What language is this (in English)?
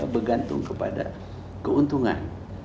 Indonesian